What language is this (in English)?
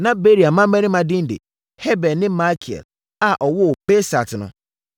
Akan